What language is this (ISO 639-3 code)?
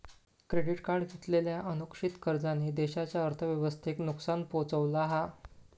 mar